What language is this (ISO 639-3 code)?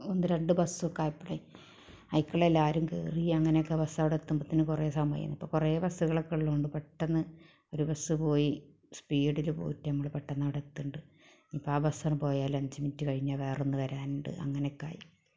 mal